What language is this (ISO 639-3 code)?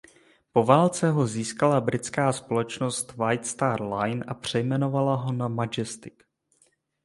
ces